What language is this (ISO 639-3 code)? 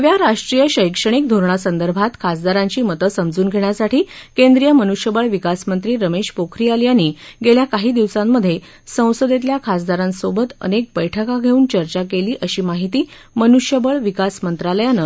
mar